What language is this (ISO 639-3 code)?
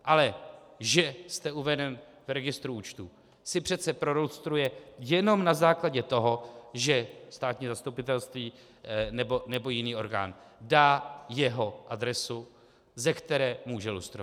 ces